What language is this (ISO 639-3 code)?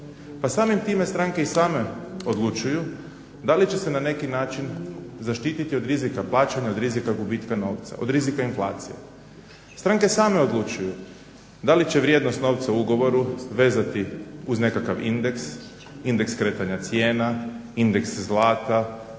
hrv